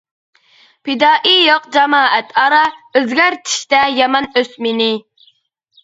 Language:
Uyghur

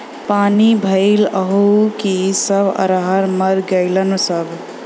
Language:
Bhojpuri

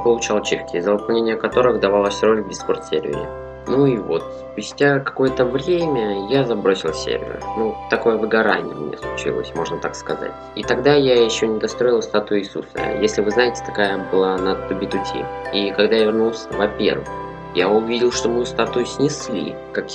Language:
Russian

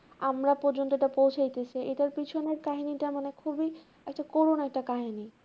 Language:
Bangla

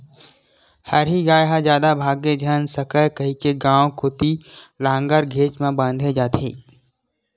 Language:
Chhattisgarhi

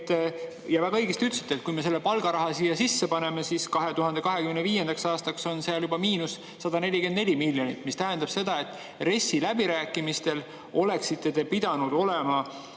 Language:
Estonian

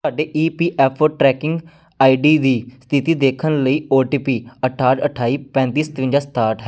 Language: Punjabi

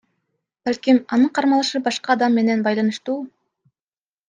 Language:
Kyrgyz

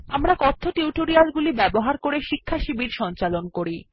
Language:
Bangla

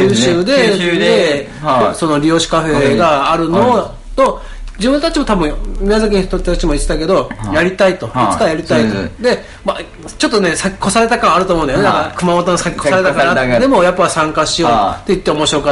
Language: Japanese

